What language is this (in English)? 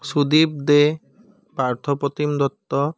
Assamese